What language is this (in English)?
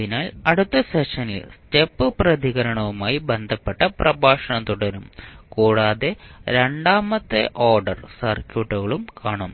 Malayalam